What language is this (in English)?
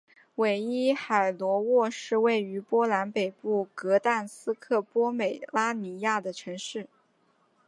Chinese